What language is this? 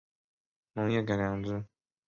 Chinese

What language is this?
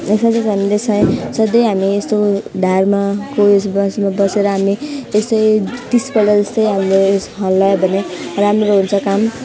Nepali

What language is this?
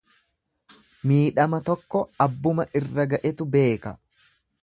Oromo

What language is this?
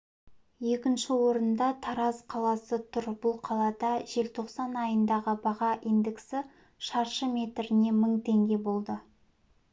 Kazakh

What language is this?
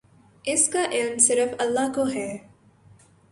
Urdu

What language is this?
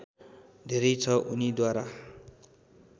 Nepali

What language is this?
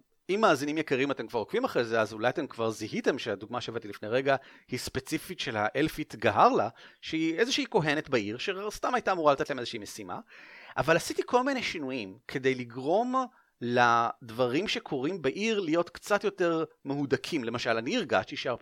Hebrew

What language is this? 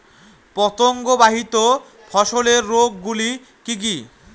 Bangla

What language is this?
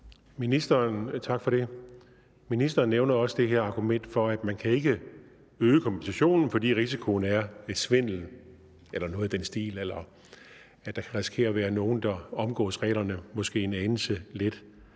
Danish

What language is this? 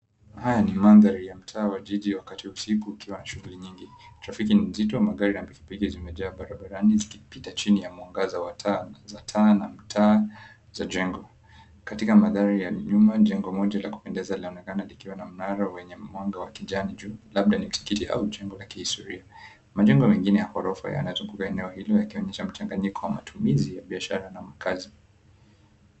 Swahili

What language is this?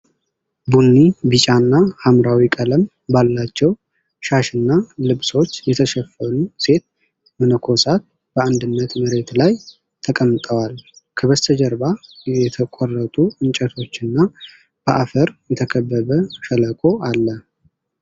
Amharic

